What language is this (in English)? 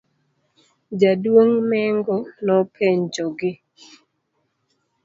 Luo (Kenya and Tanzania)